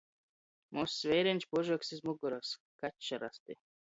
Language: Latgalian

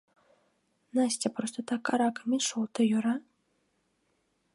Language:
Mari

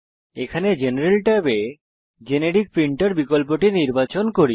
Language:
Bangla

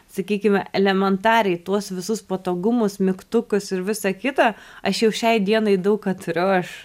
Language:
Lithuanian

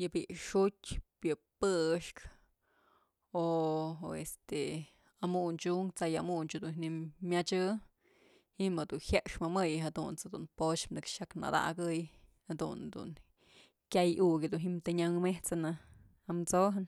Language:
Mazatlán Mixe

